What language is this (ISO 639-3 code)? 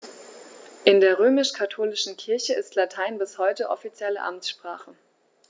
deu